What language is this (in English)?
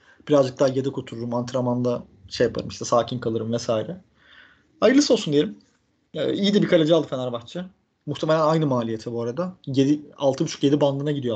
Turkish